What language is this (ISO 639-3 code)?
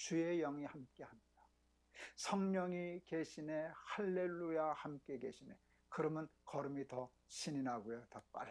kor